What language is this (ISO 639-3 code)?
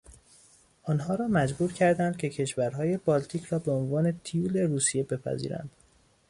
fas